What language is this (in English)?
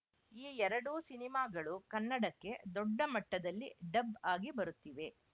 Kannada